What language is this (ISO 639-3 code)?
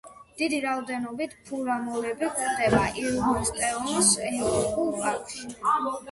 kat